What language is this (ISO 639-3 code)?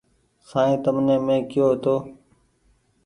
gig